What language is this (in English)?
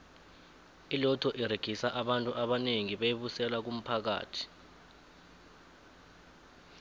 South Ndebele